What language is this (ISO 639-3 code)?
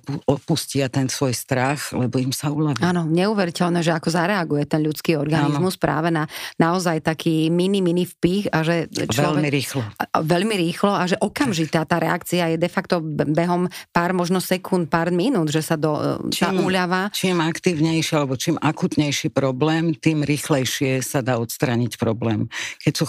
slk